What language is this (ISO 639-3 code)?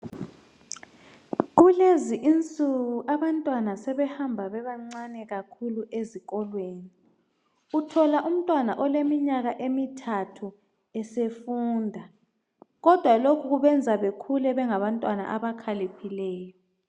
nde